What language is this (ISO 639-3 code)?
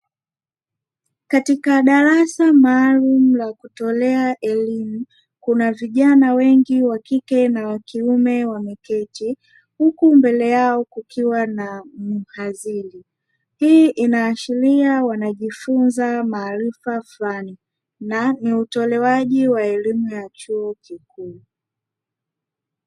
swa